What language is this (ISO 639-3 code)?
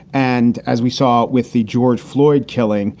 eng